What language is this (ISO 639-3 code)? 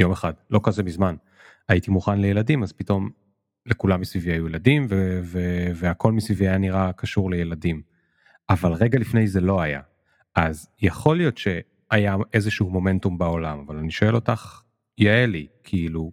heb